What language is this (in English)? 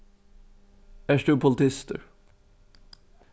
Faroese